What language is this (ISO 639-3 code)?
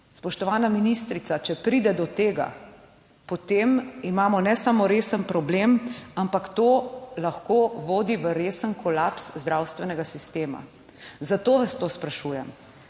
slv